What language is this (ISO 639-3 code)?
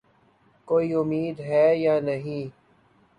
urd